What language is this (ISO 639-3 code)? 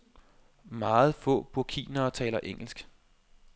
dan